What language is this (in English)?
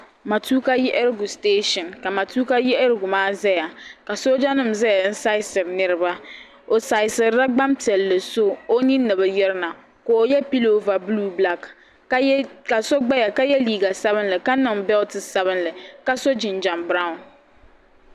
Dagbani